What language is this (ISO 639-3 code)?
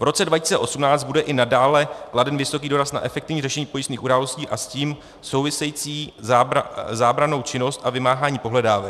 ces